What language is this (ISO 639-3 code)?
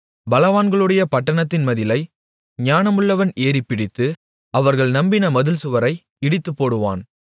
tam